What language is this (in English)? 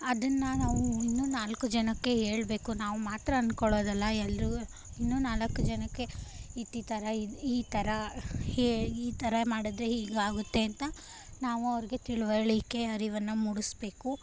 Kannada